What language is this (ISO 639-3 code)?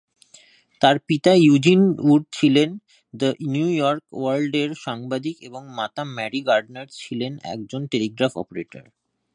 ben